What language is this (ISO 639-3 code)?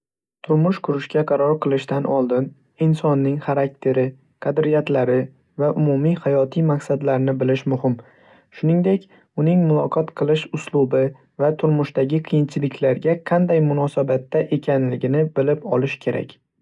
uzb